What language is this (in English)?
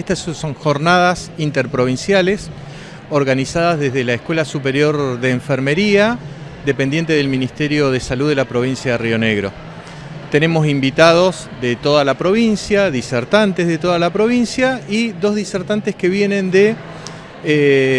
Spanish